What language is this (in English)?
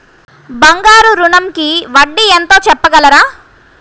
Telugu